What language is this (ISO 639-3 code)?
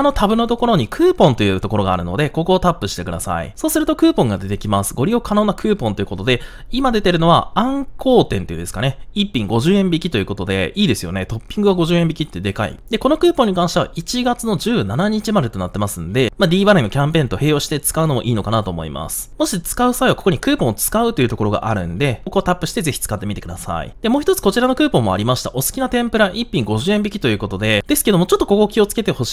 jpn